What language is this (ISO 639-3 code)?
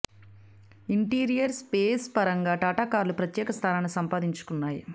tel